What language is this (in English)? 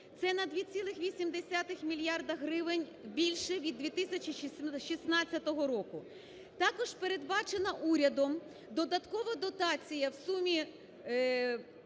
Ukrainian